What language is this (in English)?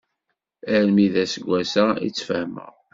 Kabyle